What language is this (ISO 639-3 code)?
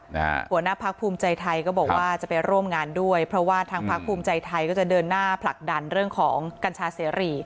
tha